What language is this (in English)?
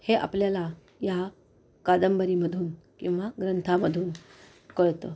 Marathi